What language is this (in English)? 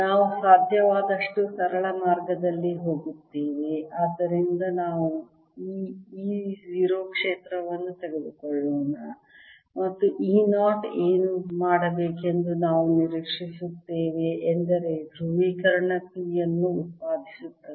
Kannada